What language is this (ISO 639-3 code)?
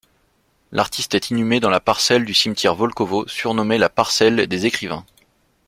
fra